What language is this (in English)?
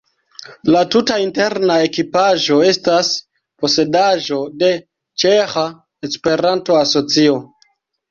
Esperanto